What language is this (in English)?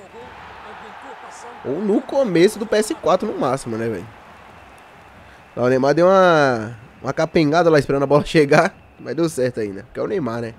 Portuguese